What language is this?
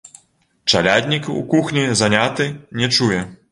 Belarusian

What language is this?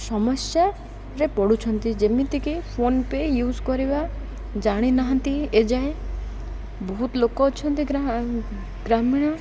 Odia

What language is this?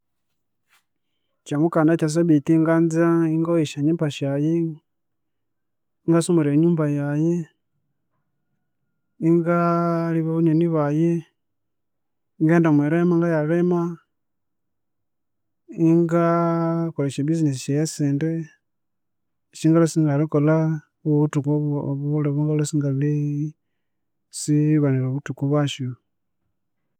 Konzo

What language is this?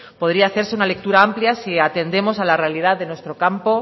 Spanish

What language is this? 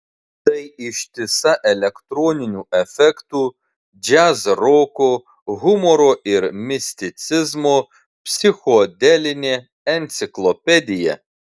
Lithuanian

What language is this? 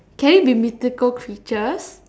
English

